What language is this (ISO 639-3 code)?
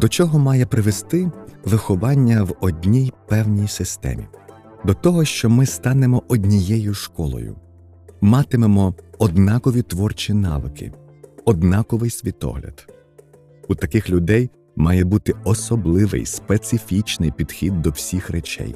ukr